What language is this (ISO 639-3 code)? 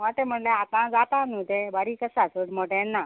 kok